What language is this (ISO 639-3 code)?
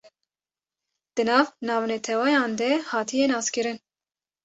kur